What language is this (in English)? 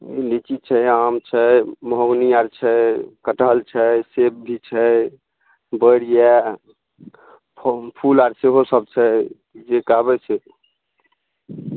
Maithili